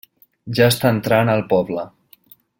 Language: Catalan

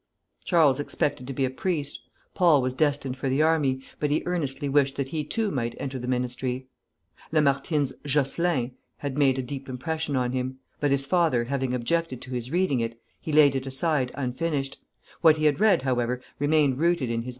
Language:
English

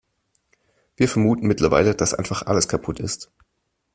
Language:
German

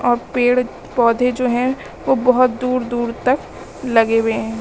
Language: Hindi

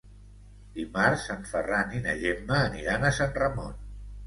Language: Catalan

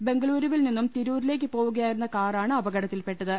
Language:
Malayalam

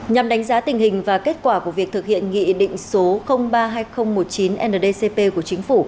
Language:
Vietnamese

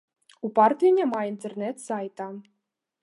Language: Belarusian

